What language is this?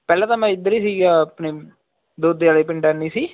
Punjabi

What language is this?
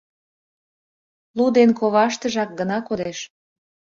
Mari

